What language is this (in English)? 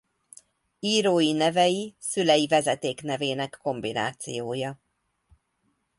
Hungarian